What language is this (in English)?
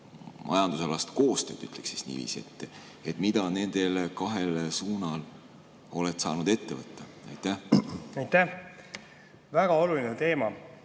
Estonian